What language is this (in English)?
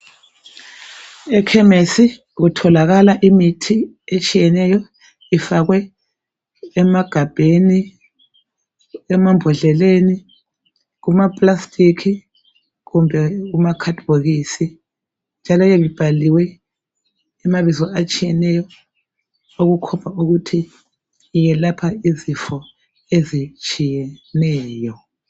North Ndebele